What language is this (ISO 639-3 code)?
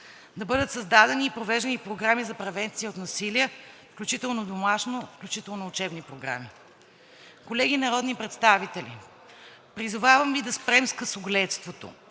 bul